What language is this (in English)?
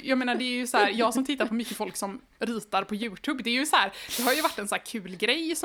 Swedish